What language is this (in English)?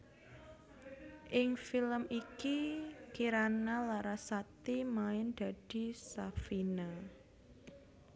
Javanese